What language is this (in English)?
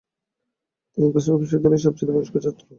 Bangla